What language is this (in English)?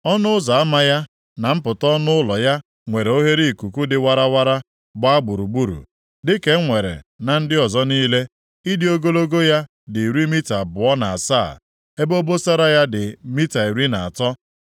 Igbo